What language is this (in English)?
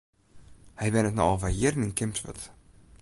Western Frisian